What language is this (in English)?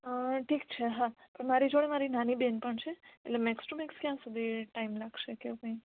Gujarati